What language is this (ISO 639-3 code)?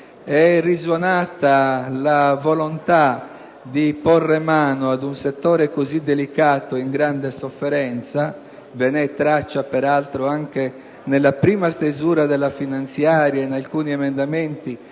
ita